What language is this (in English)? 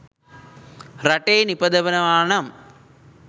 Sinhala